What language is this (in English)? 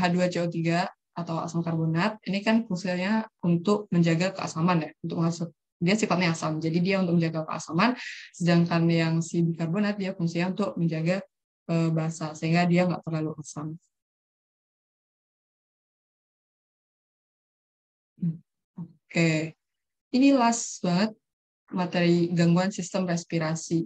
Indonesian